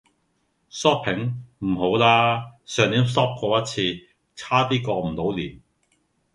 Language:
Cantonese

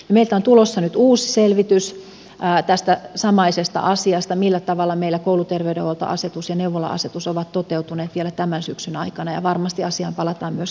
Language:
Finnish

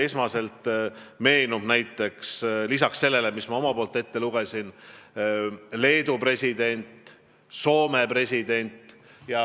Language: Estonian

